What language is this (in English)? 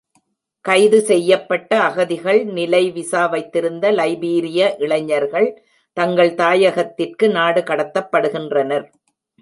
Tamil